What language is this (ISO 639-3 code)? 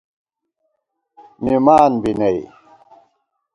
gwt